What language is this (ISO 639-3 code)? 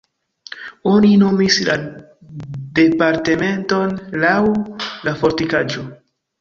epo